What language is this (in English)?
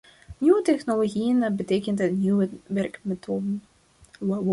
Dutch